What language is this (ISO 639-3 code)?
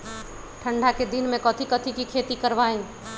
mag